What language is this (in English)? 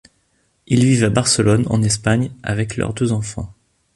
French